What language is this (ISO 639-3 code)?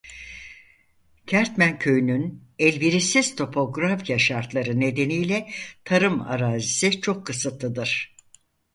tur